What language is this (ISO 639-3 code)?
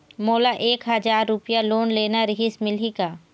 hne